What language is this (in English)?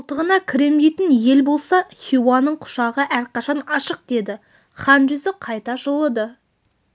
Kazakh